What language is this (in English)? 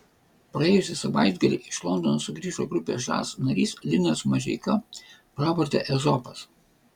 Lithuanian